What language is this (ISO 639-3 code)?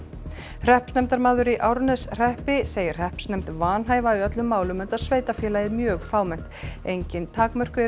isl